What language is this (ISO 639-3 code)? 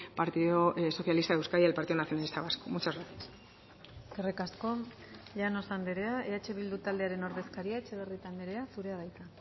eus